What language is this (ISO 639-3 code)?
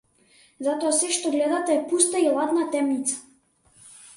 mkd